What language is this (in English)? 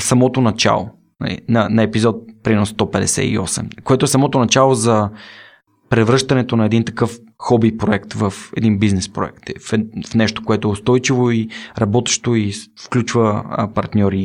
Bulgarian